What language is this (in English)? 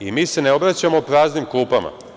Serbian